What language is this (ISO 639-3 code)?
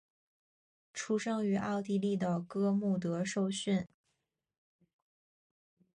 zho